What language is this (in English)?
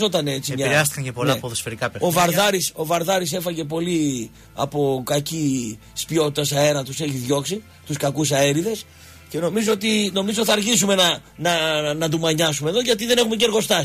Greek